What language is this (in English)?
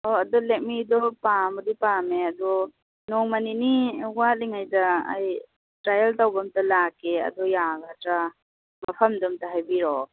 Manipuri